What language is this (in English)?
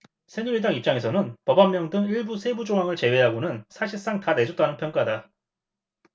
Korean